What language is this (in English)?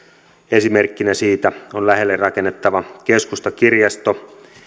Finnish